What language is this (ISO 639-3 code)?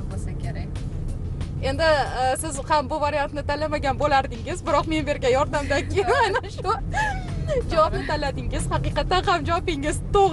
tur